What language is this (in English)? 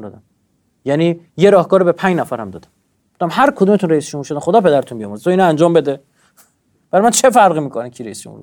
Persian